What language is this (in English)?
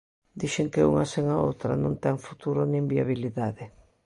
Galician